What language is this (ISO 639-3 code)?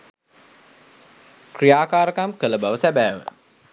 sin